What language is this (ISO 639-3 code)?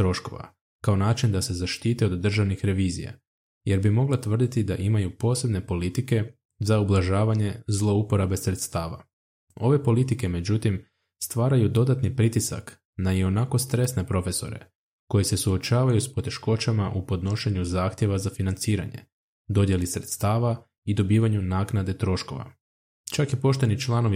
hrv